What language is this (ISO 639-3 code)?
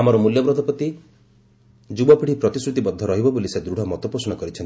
ori